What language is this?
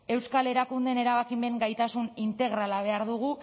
Basque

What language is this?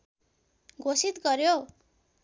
Nepali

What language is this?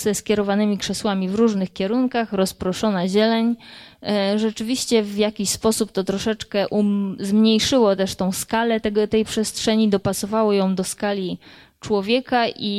Polish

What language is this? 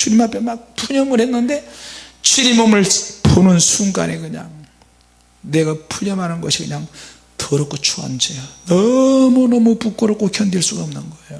Korean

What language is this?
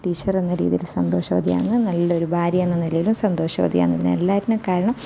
Malayalam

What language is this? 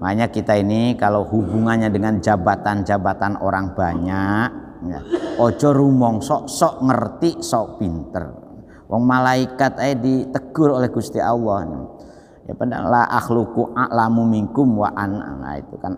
Indonesian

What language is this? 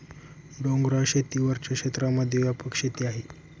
Marathi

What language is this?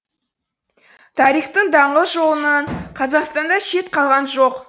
Kazakh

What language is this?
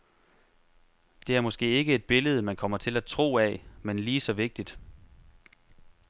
Danish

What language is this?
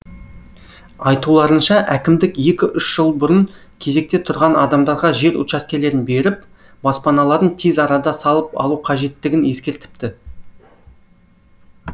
Kazakh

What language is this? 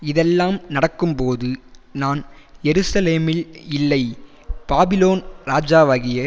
Tamil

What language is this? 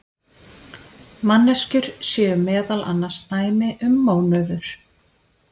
Icelandic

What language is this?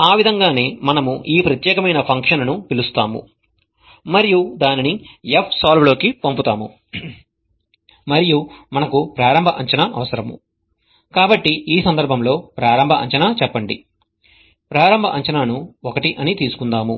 Telugu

